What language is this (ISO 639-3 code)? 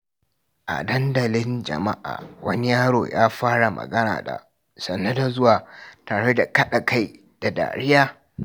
hau